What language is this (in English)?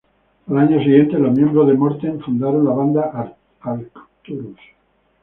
Spanish